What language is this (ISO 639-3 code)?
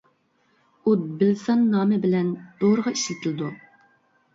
uig